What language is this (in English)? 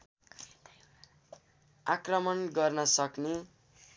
Nepali